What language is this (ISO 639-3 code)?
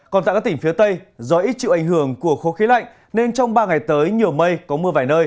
vie